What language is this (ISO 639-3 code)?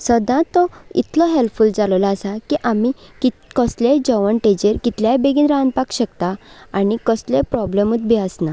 kok